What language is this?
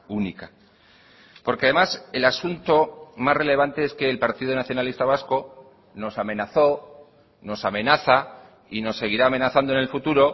Spanish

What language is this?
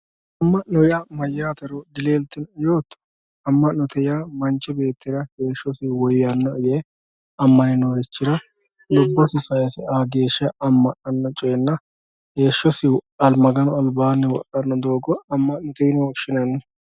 Sidamo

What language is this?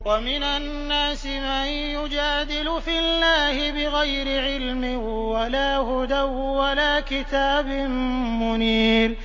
Arabic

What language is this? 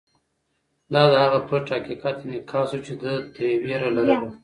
Pashto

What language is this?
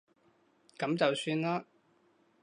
Cantonese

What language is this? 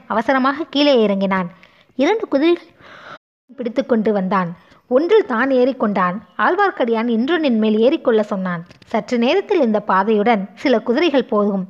Tamil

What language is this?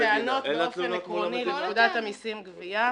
Hebrew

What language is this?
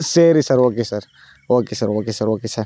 Tamil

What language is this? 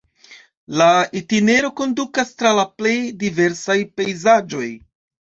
Esperanto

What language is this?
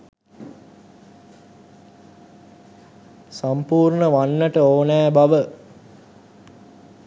Sinhala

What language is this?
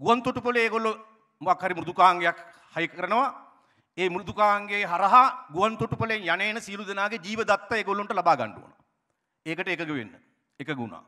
Indonesian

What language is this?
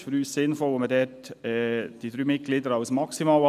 Swiss German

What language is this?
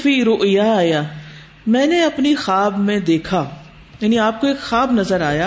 Urdu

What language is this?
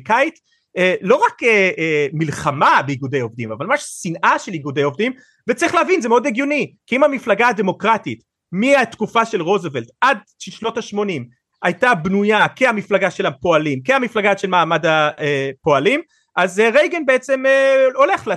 Hebrew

